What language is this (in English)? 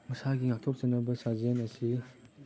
Manipuri